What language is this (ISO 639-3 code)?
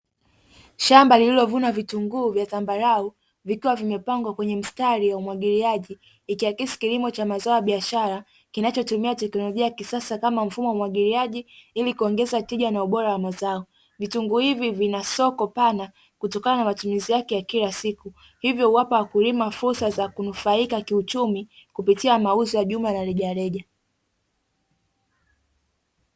swa